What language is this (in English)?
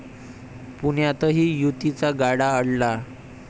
Marathi